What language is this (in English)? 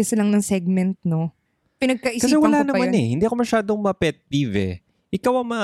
Filipino